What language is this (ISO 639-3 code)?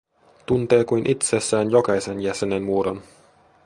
fin